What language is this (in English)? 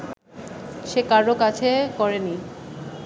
Bangla